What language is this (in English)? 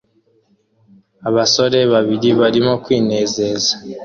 Kinyarwanda